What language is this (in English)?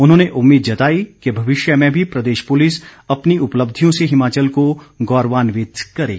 Hindi